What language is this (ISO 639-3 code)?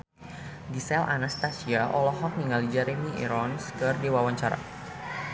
sun